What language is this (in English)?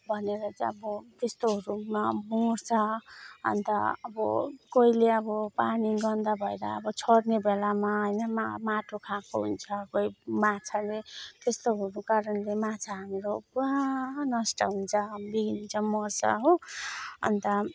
Nepali